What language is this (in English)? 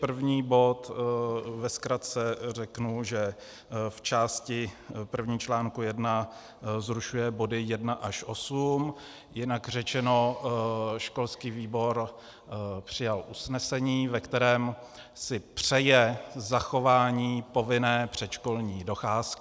Czech